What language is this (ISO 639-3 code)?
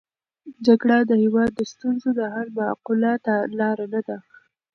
pus